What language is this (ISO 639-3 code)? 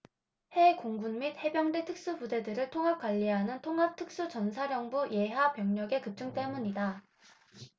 kor